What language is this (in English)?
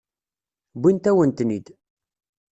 Kabyle